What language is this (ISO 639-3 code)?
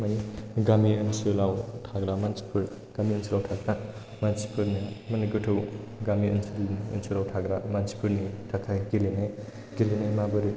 brx